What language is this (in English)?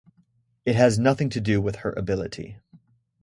English